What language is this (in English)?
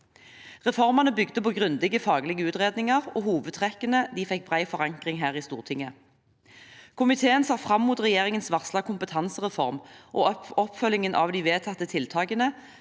Norwegian